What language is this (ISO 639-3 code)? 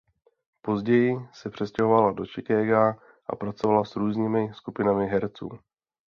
ces